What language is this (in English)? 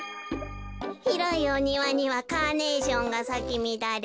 Japanese